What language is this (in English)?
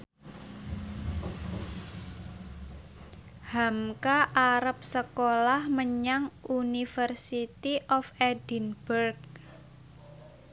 Javanese